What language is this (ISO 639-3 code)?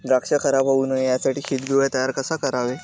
mar